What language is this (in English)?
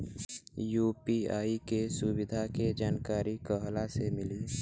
Bhojpuri